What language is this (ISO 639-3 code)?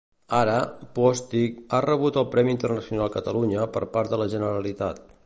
cat